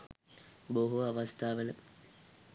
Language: Sinhala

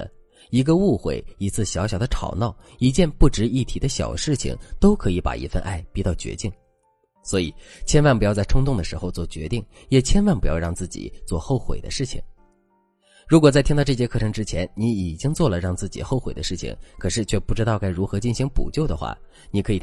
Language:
Chinese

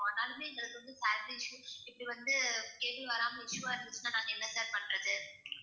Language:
Tamil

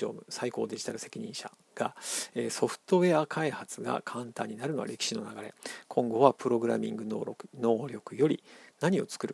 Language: Japanese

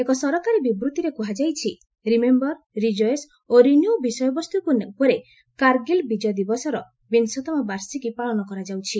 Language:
Odia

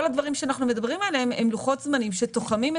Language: Hebrew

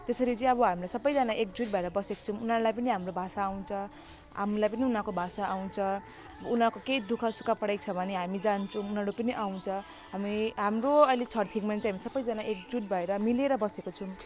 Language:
Nepali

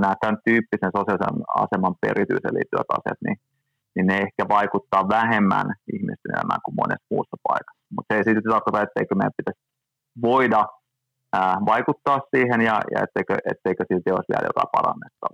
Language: Finnish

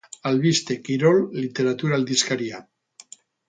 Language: Basque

